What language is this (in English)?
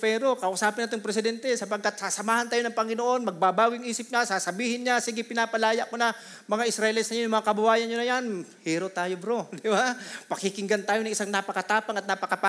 Filipino